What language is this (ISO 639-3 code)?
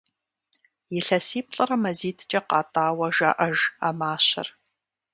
kbd